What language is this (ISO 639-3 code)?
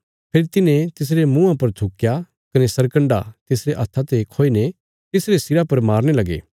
kfs